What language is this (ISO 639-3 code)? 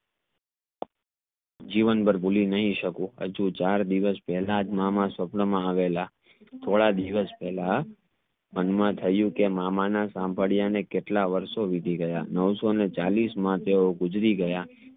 guj